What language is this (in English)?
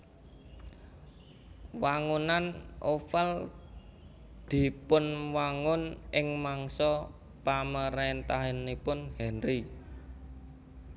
Javanese